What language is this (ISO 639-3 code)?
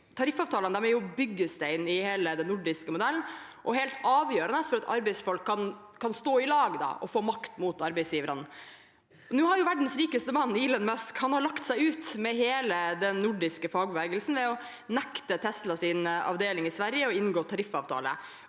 nor